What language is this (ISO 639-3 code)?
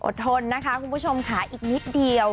tha